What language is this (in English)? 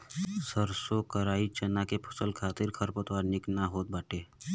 Bhojpuri